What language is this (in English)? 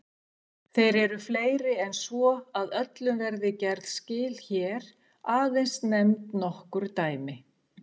Icelandic